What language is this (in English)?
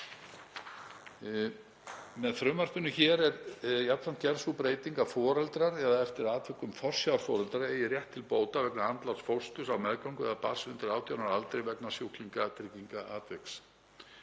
Icelandic